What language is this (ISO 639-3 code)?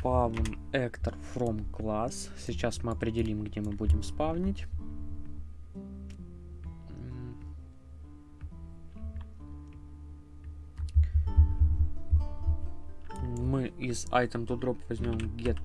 rus